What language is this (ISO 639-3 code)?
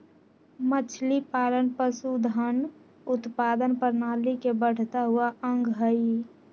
mag